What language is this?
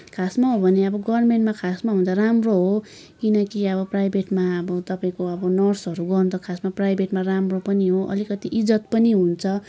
Nepali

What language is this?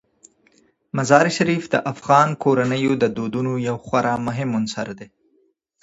Pashto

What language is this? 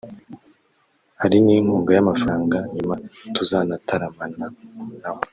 Kinyarwanda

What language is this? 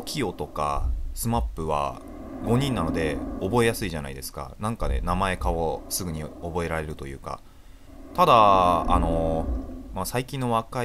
Japanese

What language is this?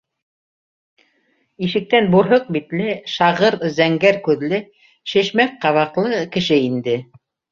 Bashkir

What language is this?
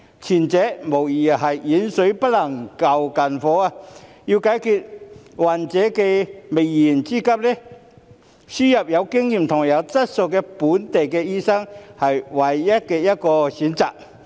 Cantonese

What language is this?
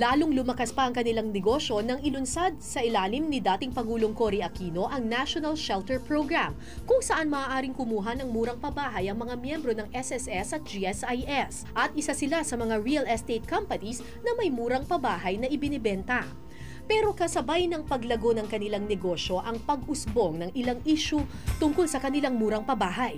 Filipino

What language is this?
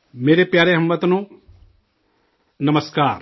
Urdu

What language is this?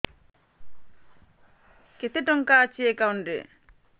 Odia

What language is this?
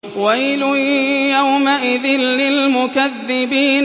Arabic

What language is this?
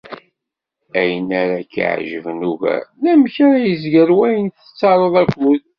Kabyle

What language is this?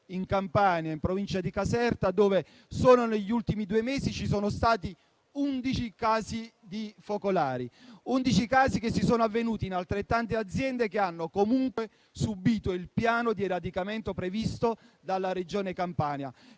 Italian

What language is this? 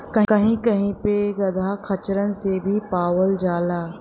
Bhojpuri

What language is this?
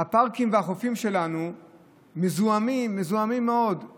Hebrew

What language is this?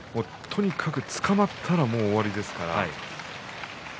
Japanese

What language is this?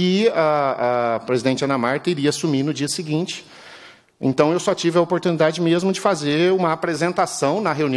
Portuguese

